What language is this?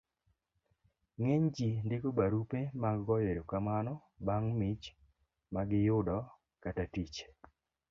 Luo (Kenya and Tanzania)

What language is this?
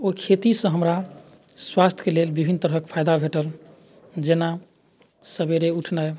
Maithili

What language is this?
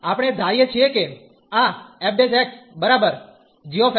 Gujarati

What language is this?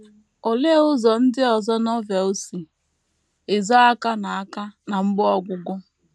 Igbo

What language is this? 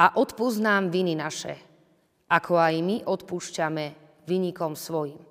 Slovak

